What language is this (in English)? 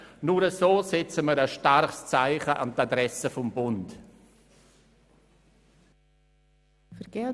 Swiss German